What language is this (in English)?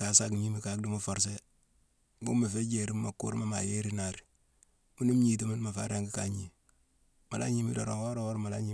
Mansoanka